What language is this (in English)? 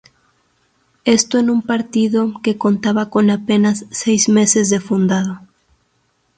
Spanish